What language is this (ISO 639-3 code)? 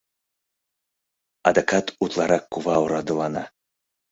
chm